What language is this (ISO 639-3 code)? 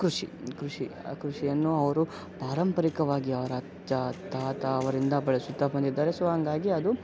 kan